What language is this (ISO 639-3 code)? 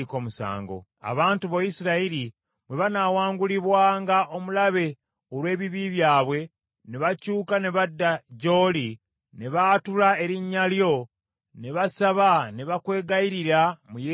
lug